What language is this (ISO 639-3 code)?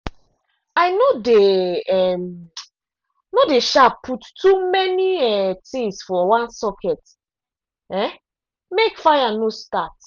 pcm